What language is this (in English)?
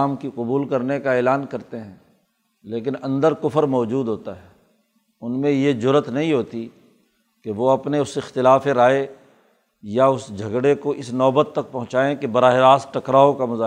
Urdu